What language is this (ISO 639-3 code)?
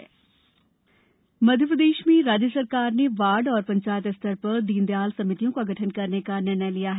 hin